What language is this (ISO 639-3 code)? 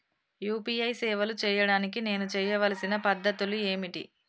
tel